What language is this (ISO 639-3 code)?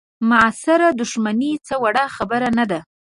pus